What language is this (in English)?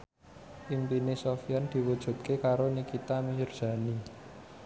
Javanese